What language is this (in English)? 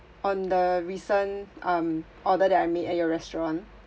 English